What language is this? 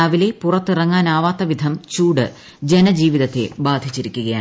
Malayalam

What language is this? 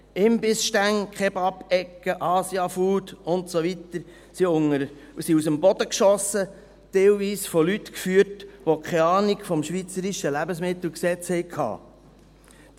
Swiss German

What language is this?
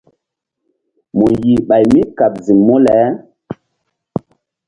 Mbum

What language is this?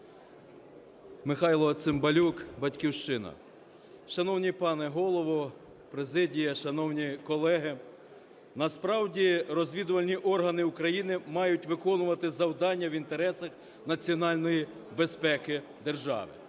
Ukrainian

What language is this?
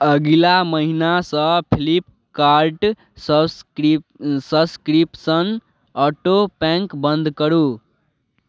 Maithili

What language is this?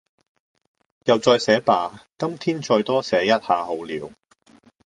Cantonese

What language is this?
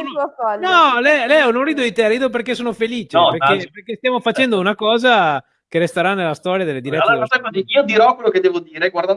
Italian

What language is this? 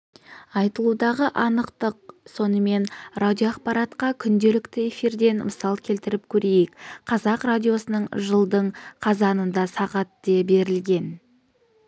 Kazakh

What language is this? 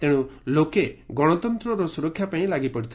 Odia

